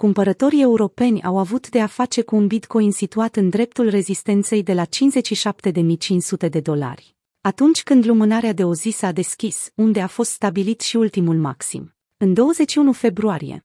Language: Romanian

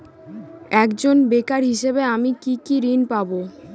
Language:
Bangla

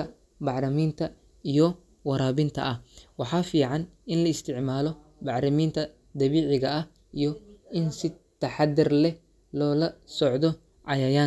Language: Somali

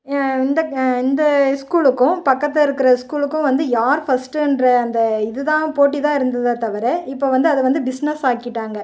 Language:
Tamil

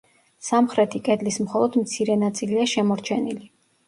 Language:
Georgian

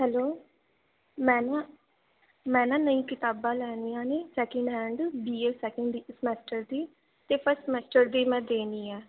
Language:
Punjabi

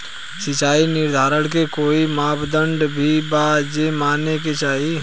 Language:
Bhojpuri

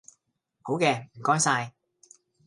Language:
Cantonese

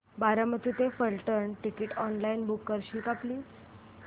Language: Marathi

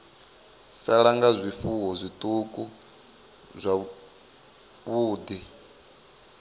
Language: Venda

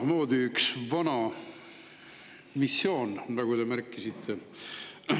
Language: Estonian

